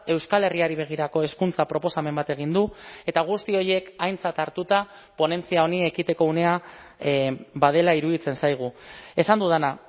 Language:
Basque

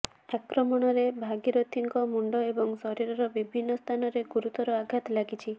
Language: Odia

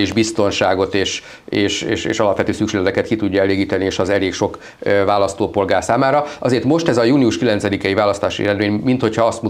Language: Hungarian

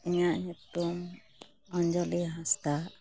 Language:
Santali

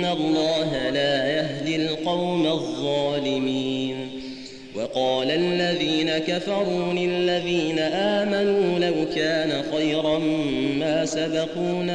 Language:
Arabic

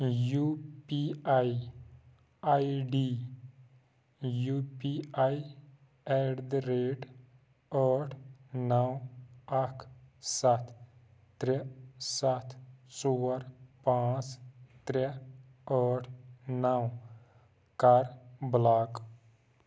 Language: Kashmiri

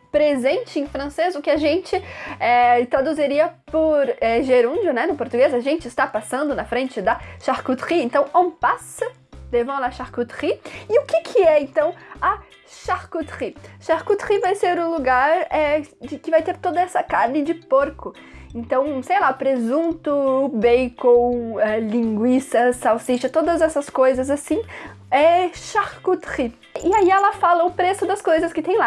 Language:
Portuguese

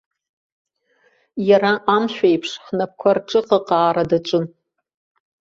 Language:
Abkhazian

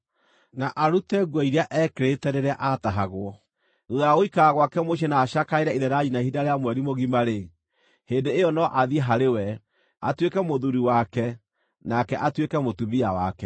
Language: Kikuyu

